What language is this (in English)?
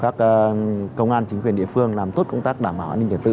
Vietnamese